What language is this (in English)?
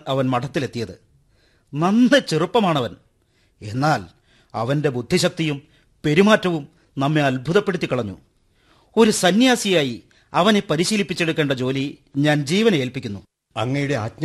Malayalam